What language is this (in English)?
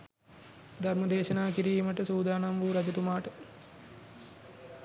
Sinhala